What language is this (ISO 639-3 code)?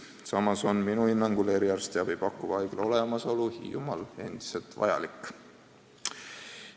est